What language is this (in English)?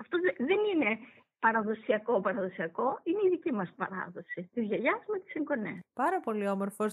Greek